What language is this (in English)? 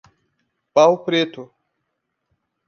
Portuguese